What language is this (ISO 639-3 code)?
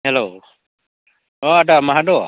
brx